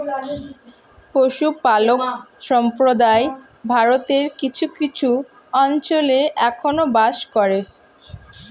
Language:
Bangla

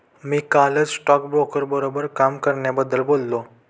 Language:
Marathi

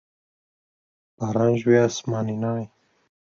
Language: Kurdish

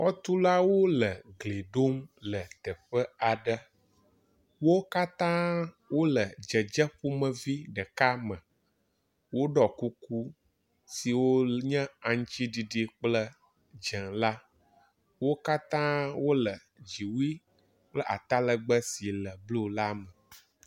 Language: Ewe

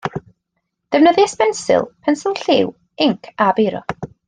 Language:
Welsh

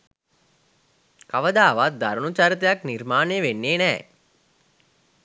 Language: Sinhala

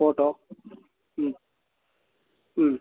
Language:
Kannada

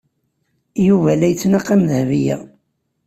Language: Kabyle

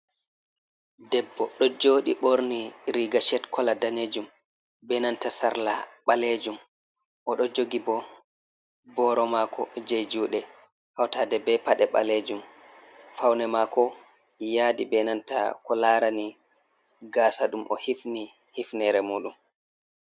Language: Fula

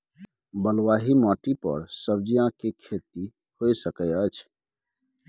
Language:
Maithili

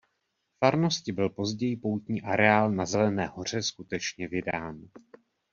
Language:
Czech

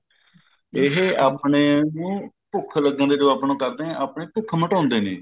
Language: Punjabi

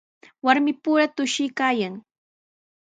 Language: Sihuas Ancash Quechua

